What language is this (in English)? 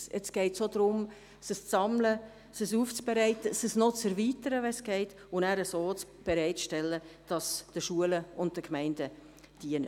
Swiss German